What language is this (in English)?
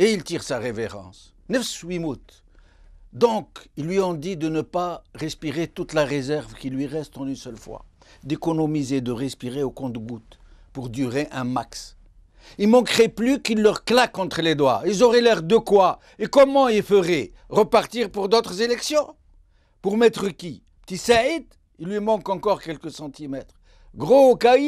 French